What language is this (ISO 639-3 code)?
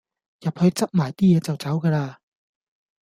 yue